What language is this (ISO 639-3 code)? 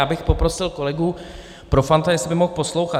ces